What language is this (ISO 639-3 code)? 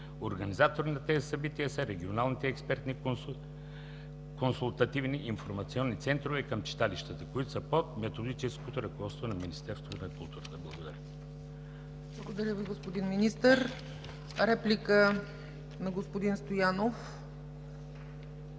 bul